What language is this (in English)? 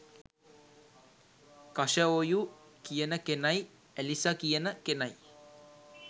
Sinhala